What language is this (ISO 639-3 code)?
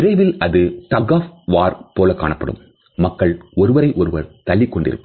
tam